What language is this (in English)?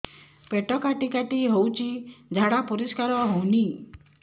Odia